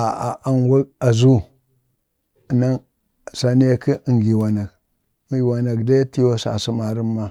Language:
Bade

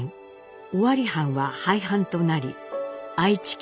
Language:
Japanese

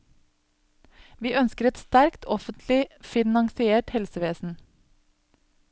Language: Norwegian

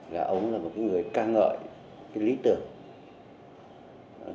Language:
Vietnamese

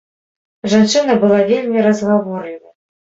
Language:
Belarusian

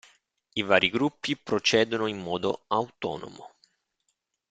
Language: Italian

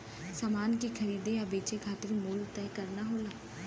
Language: Bhojpuri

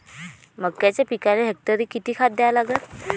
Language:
Marathi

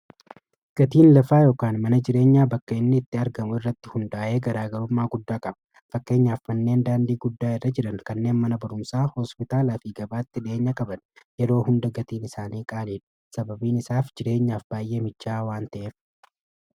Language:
Oromo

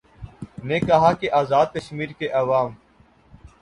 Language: Urdu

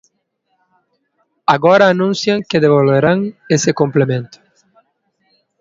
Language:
Galician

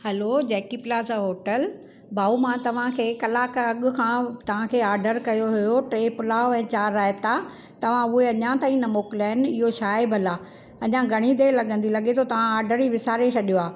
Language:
Sindhi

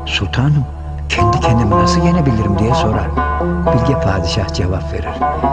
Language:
Turkish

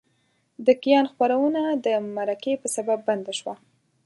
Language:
Pashto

